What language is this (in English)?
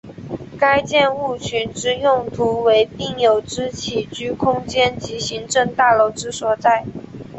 Chinese